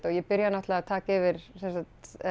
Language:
Icelandic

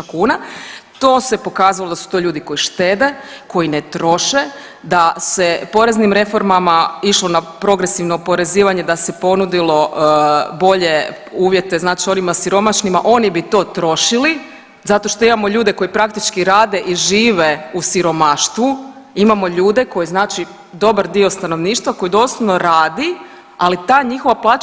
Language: Croatian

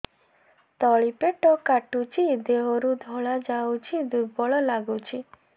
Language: Odia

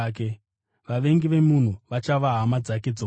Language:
Shona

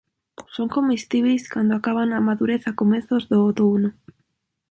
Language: Galician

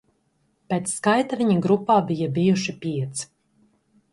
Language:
Latvian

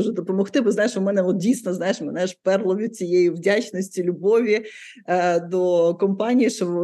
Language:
Ukrainian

